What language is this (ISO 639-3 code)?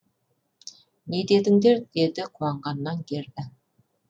kaz